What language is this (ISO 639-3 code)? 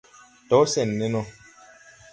tui